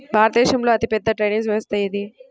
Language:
Telugu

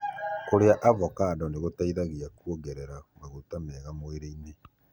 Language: Kikuyu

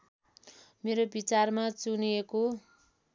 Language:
Nepali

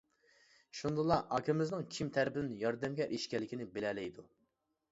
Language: Uyghur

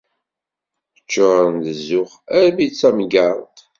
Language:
Kabyle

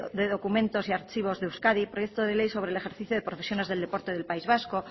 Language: Spanish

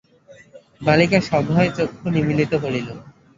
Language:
Bangla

